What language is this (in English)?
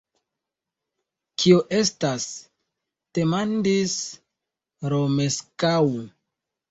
Esperanto